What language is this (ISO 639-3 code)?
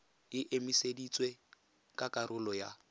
tsn